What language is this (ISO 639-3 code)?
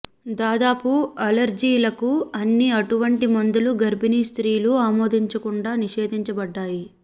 tel